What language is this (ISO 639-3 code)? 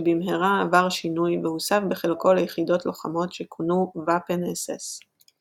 heb